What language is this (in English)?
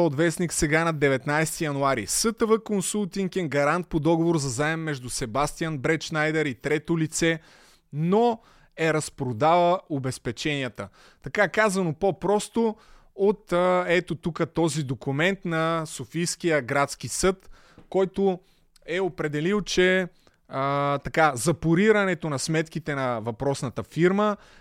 Bulgarian